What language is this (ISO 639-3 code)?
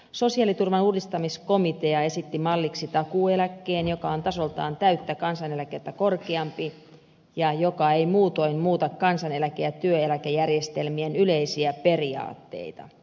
fin